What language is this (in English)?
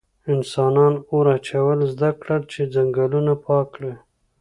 Pashto